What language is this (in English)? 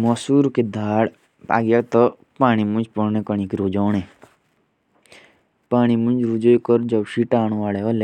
Jaunsari